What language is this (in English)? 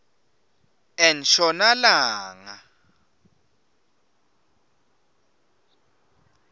Swati